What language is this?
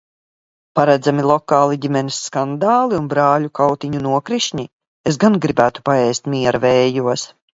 Latvian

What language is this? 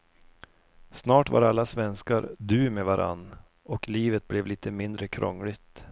Swedish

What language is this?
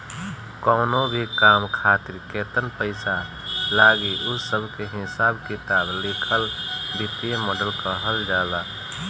Bhojpuri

